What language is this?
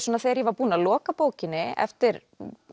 Icelandic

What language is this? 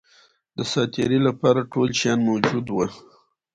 Pashto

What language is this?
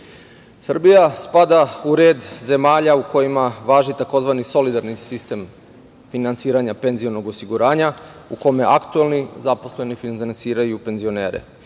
Serbian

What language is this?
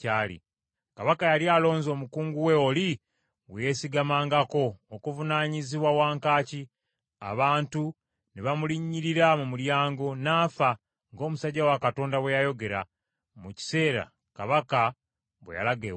Ganda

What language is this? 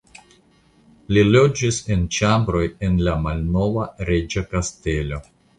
Esperanto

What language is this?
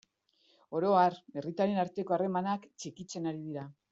Basque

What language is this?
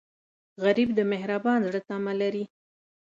Pashto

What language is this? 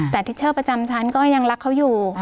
Thai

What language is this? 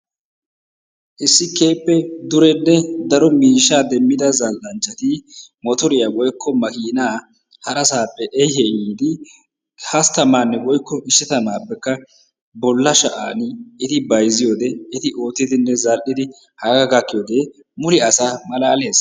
Wolaytta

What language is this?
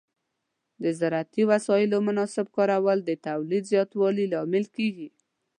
Pashto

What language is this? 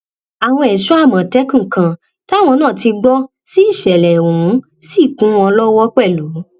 Yoruba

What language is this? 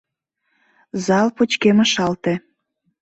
Mari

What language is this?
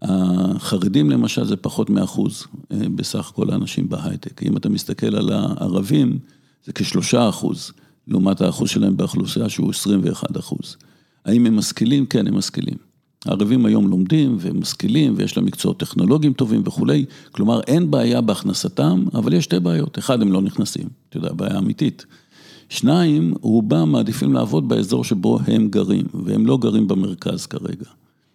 Hebrew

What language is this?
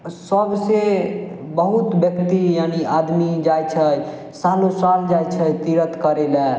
Maithili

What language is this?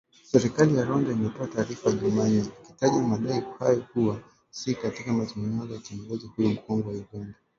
Swahili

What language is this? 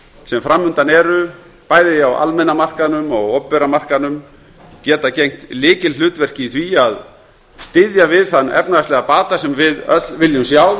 Icelandic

